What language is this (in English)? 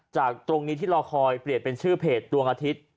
Thai